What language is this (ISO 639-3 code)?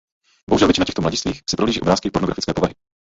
ces